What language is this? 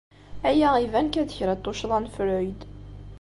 Kabyle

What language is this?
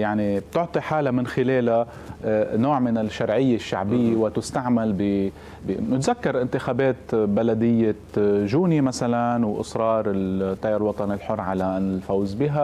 Arabic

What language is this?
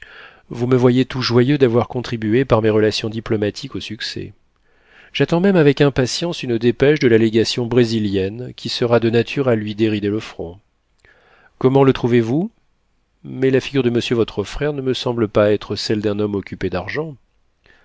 French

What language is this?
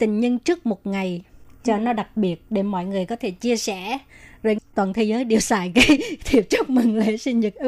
Vietnamese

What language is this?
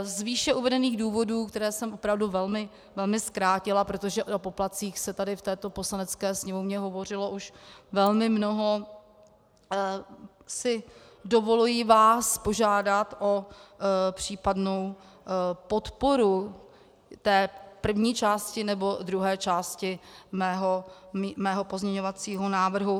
Czech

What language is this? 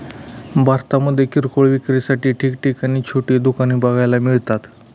Marathi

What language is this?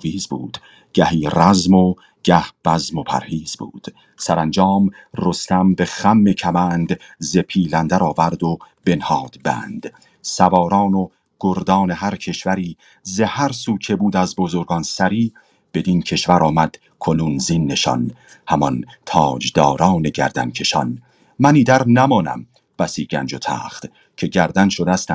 Persian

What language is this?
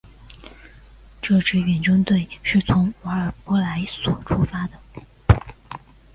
Chinese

